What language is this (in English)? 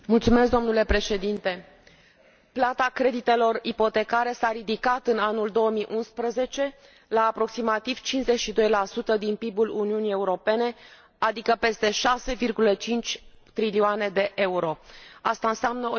Romanian